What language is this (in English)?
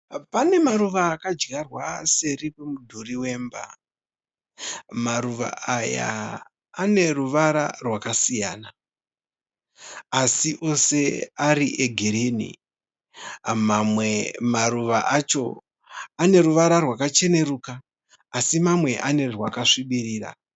Shona